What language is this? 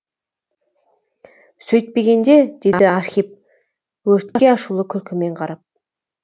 Kazakh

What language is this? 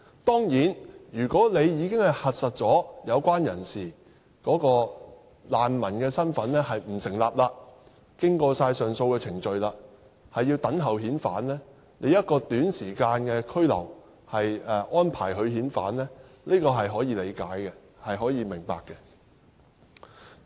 Cantonese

